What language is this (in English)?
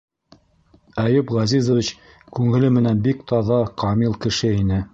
Bashkir